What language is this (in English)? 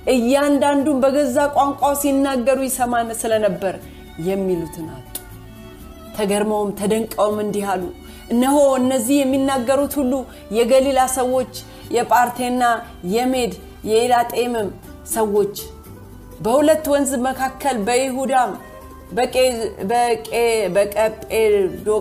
Amharic